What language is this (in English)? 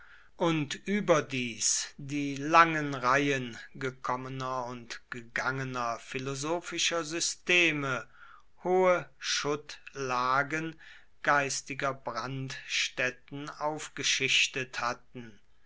German